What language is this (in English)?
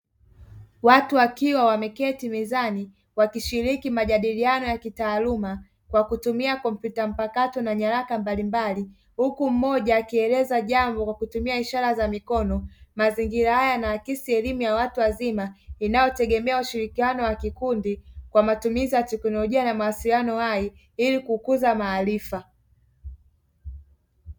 Swahili